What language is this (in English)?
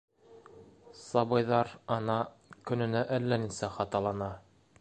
Bashkir